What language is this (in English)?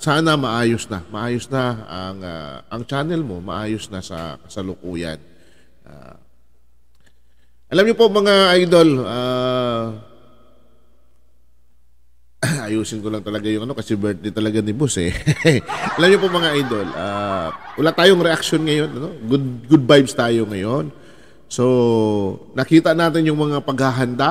Filipino